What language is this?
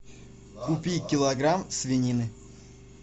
Russian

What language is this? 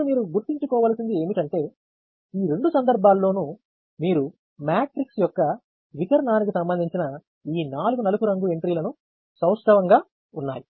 Telugu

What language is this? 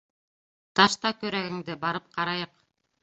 Bashkir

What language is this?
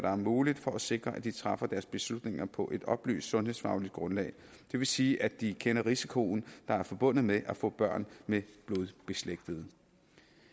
Danish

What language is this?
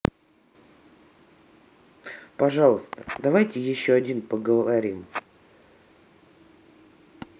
Russian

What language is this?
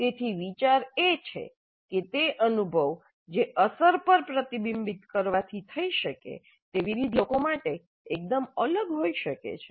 Gujarati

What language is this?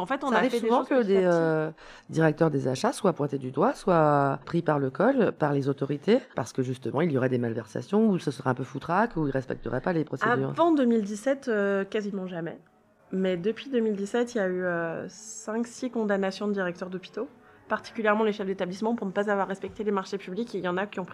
French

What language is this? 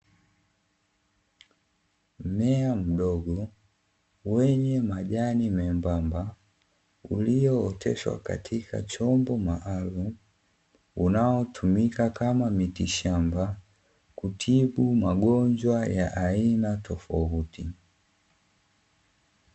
Swahili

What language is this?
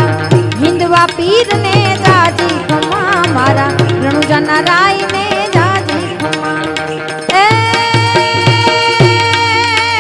Hindi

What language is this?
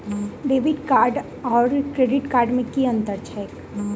Maithili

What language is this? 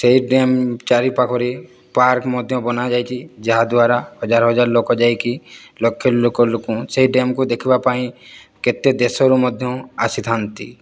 Odia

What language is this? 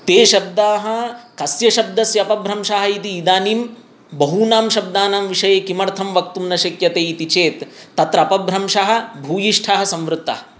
Sanskrit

